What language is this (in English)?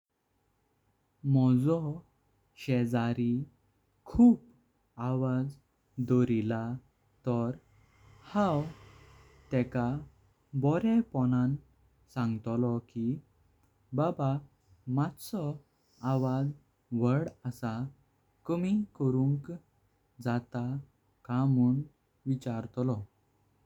Konkani